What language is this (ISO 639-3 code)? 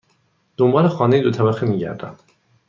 fas